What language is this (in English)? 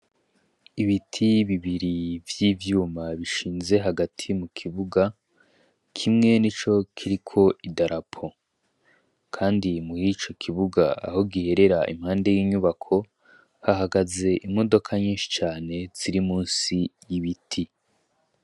Rundi